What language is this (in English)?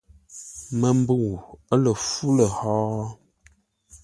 Ngombale